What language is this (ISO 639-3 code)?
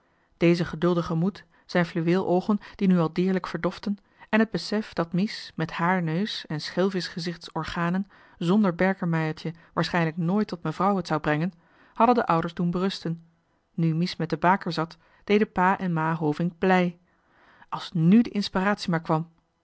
nld